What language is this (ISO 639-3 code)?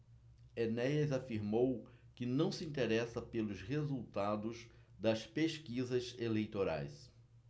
por